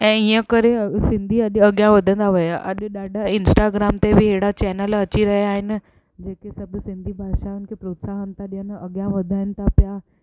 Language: Sindhi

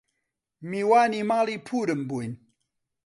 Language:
Central Kurdish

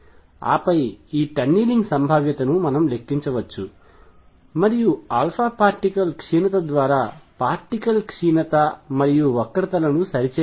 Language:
Telugu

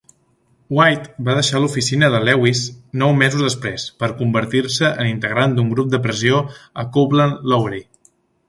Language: Catalan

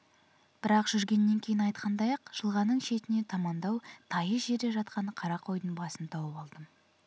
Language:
Kazakh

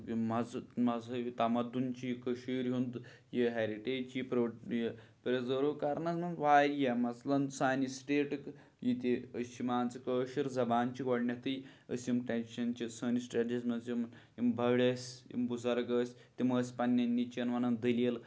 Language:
Kashmiri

